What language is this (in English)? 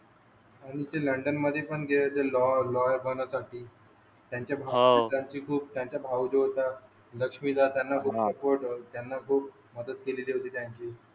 Marathi